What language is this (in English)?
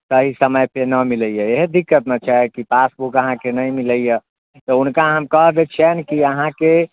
Maithili